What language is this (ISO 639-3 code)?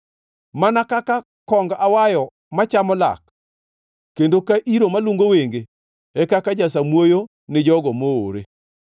luo